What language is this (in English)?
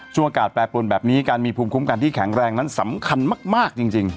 Thai